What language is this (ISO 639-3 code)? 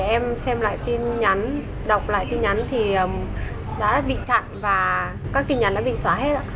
vie